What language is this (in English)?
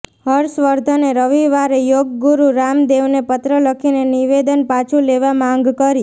Gujarati